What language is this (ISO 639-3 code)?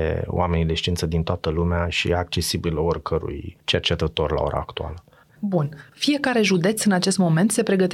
ron